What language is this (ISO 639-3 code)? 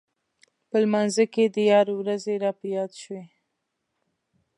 pus